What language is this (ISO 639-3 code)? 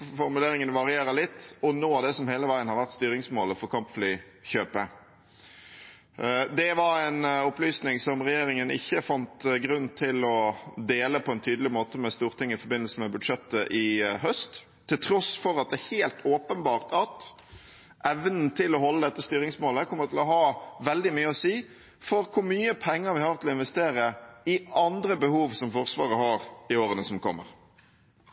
nob